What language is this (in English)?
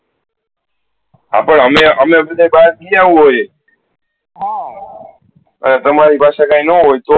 Gujarati